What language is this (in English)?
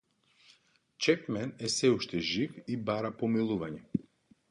Macedonian